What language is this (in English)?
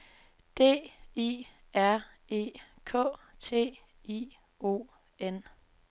Danish